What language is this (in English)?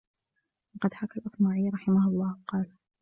Arabic